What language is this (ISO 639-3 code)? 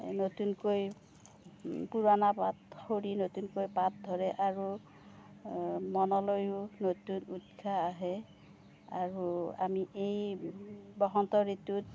asm